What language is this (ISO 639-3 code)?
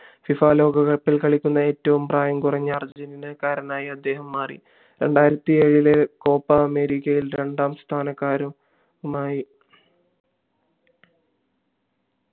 mal